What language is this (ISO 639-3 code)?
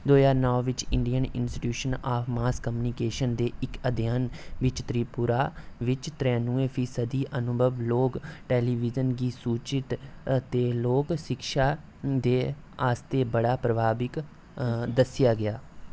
doi